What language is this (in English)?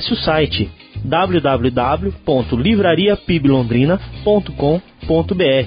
Portuguese